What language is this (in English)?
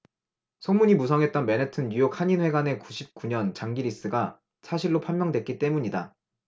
Korean